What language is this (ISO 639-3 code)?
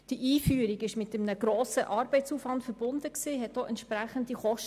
gsw